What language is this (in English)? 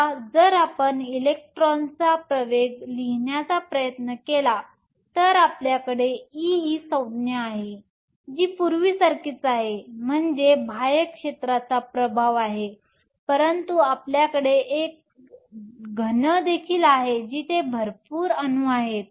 Marathi